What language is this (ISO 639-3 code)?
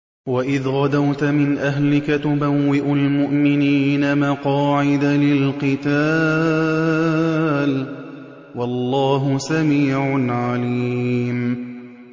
ara